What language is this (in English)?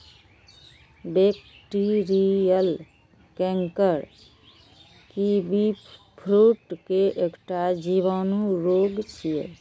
Maithili